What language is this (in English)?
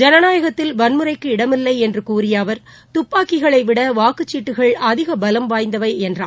Tamil